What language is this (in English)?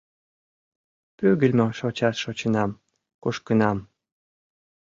Mari